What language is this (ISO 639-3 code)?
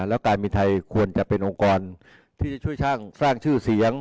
tha